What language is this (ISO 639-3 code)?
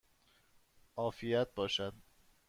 fas